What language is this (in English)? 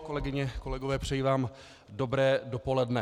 Czech